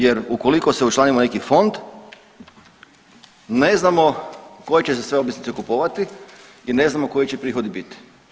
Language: Croatian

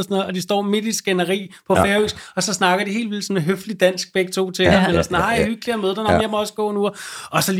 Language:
Danish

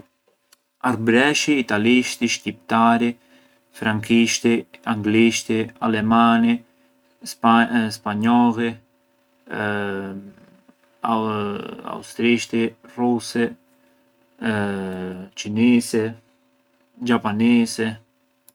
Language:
Arbëreshë Albanian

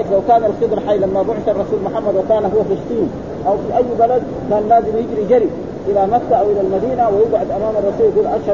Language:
Arabic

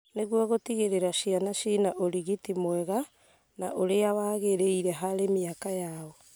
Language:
Kikuyu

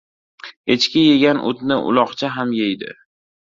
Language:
Uzbek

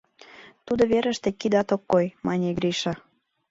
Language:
Mari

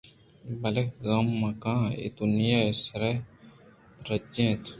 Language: Eastern Balochi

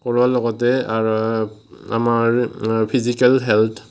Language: Assamese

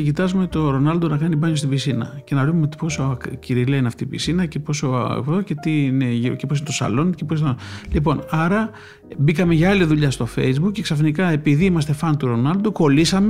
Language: Greek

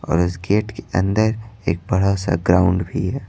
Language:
Hindi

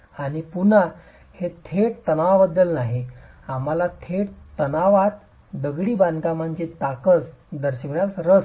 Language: Marathi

